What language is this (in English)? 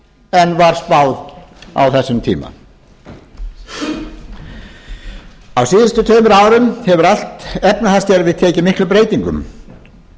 Icelandic